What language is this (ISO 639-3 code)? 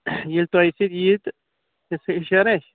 kas